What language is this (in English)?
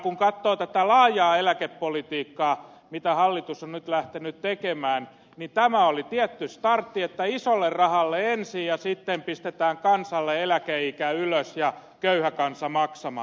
Finnish